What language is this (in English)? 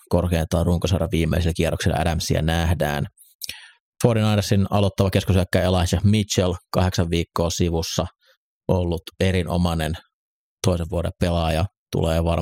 Finnish